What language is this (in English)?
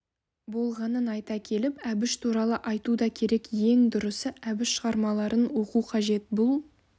Kazakh